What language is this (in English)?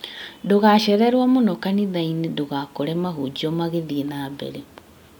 Kikuyu